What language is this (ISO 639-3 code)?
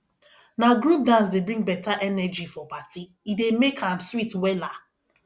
pcm